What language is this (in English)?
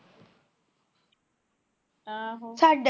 Punjabi